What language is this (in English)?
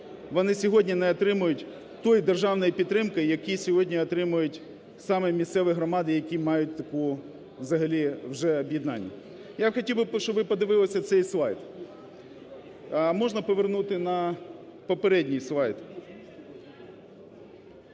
Ukrainian